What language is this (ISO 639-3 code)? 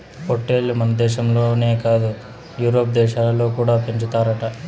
tel